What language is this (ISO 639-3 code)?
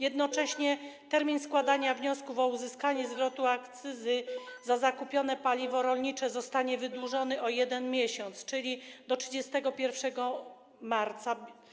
pol